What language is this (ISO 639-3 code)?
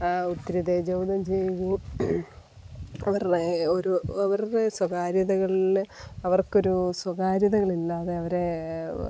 mal